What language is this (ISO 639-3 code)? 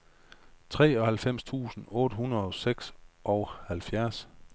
dan